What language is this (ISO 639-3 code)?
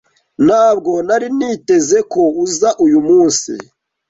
kin